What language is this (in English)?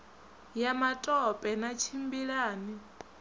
Venda